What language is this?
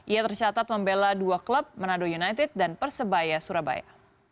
Indonesian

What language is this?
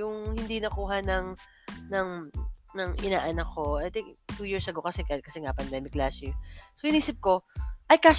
Filipino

